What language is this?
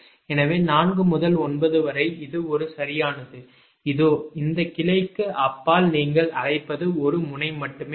Tamil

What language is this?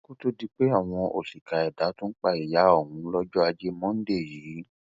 Yoruba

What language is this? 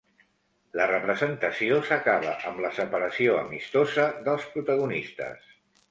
Catalan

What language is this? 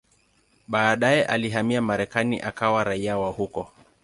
Swahili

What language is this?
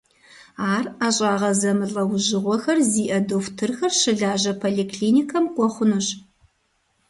Kabardian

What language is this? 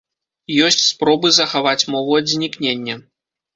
Belarusian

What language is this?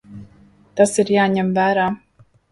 Latvian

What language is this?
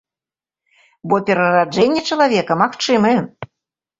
Belarusian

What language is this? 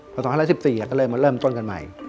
Thai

